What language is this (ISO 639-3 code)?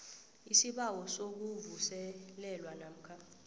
nbl